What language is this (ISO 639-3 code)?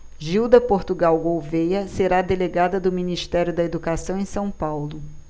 por